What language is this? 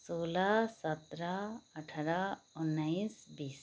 Nepali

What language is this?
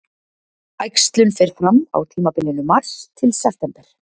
Icelandic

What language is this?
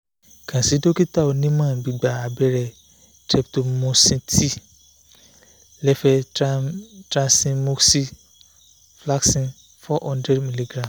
Yoruba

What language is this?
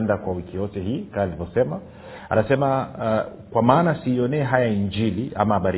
Swahili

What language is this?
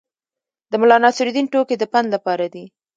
Pashto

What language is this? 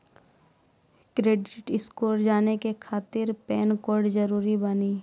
Maithili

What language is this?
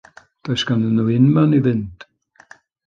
Welsh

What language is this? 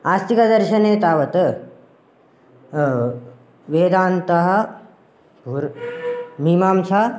Sanskrit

